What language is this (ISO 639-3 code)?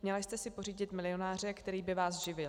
ces